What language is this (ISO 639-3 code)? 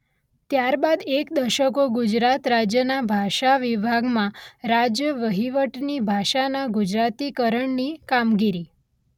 guj